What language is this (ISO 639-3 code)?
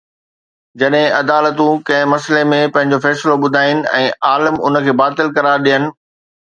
snd